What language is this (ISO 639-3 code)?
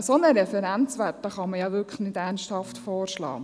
gsw